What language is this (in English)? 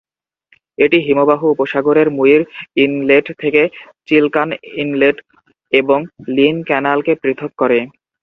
Bangla